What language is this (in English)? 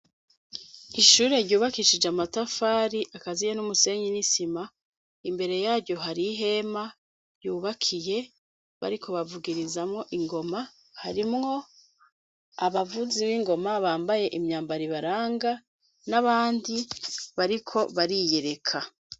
Rundi